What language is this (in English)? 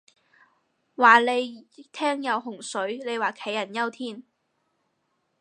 Cantonese